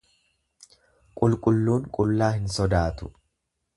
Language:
Oromo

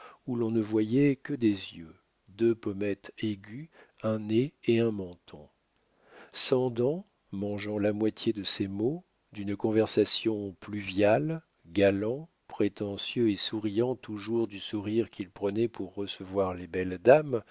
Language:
French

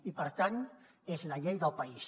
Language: Catalan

